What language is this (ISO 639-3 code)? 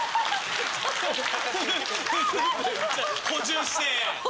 jpn